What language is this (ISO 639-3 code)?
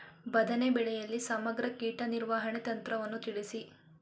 kan